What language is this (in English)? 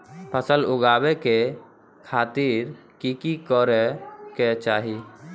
Maithili